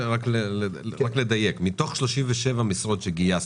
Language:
Hebrew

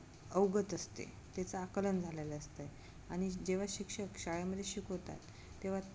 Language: Marathi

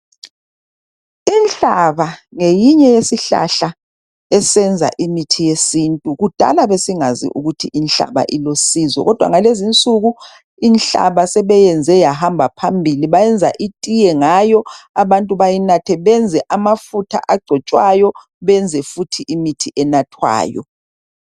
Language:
North Ndebele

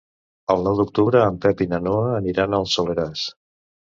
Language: Catalan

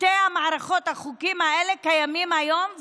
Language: Hebrew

